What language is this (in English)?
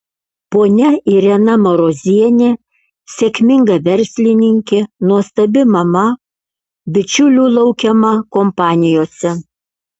Lithuanian